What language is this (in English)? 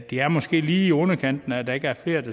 Danish